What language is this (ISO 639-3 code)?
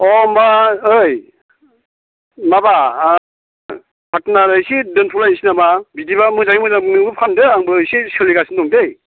brx